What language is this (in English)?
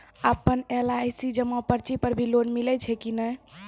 Maithili